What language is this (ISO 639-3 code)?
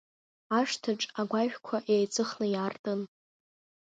abk